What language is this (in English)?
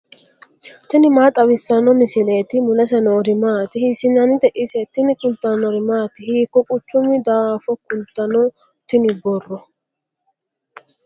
Sidamo